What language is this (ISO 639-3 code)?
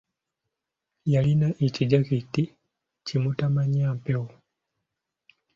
lug